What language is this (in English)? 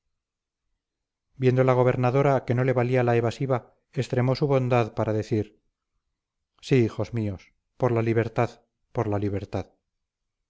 Spanish